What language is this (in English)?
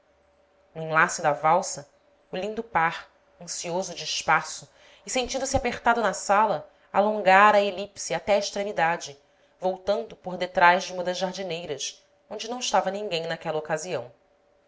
Portuguese